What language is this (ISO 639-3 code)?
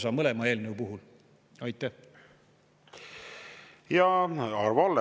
est